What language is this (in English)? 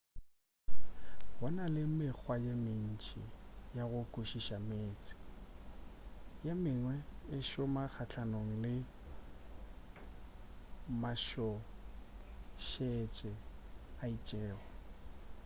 Northern Sotho